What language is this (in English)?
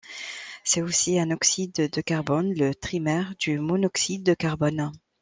French